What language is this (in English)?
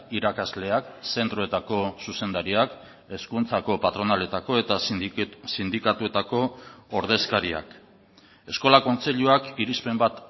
Basque